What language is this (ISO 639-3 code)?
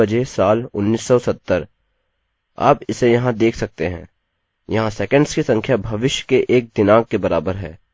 hin